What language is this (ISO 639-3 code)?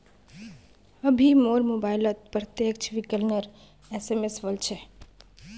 mag